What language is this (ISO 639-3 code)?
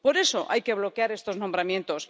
spa